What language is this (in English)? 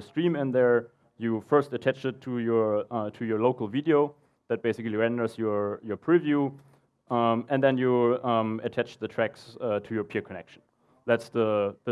English